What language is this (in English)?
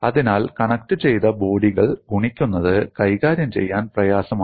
Malayalam